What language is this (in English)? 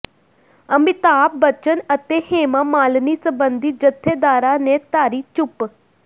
Punjabi